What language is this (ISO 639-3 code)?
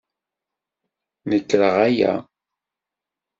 kab